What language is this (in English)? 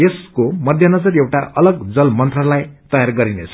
Nepali